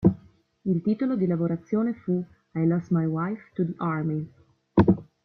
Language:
Italian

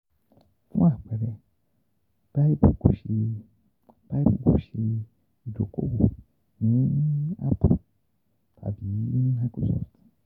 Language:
Yoruba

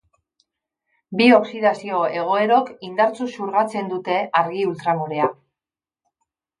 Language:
Basque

